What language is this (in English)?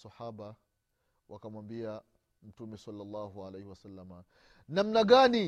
Swahili